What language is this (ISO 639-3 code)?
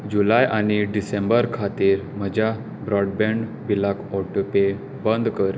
kok